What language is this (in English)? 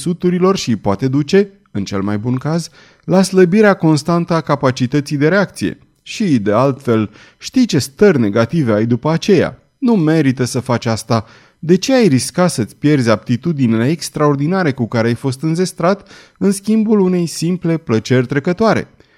Romanian